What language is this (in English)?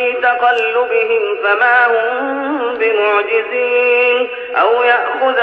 Arabic